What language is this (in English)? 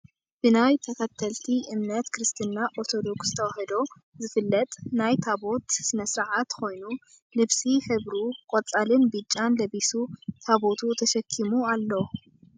Tigrinya